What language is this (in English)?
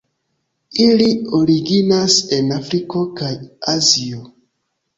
Esperanto